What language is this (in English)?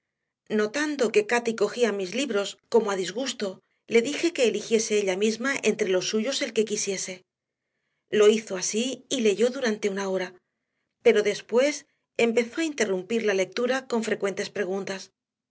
Spanish